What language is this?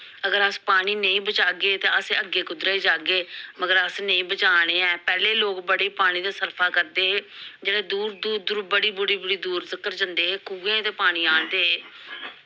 Dogri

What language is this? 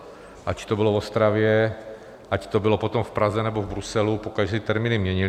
Czech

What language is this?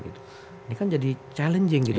Indonesian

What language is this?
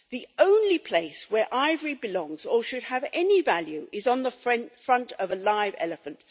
English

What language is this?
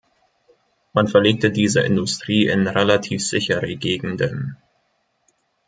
German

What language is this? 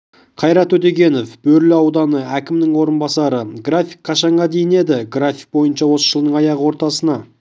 Kazakh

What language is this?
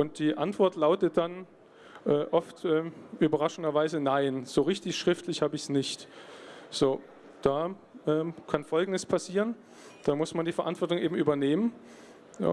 German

